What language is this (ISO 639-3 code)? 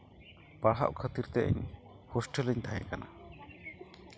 sat